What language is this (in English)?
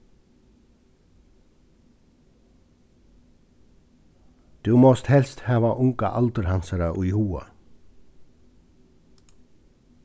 Faroese